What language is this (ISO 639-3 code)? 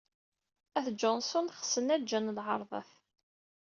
kab